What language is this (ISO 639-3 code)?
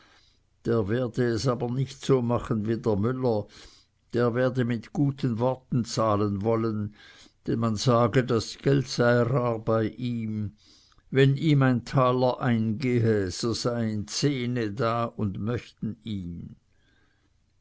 deu